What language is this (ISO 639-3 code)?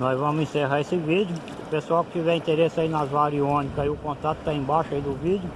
por